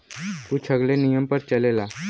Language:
Bhojpuri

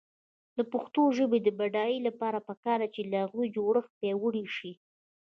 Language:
Pashto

